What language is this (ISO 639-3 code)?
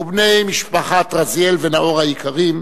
heb